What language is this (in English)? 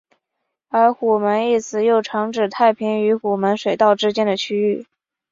Chinese